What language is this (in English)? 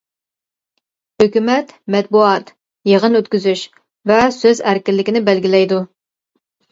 Uyghur